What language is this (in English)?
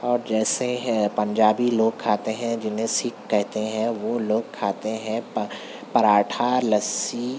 Urdu